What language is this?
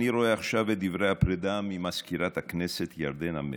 Hebrew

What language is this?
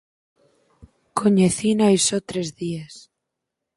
Galician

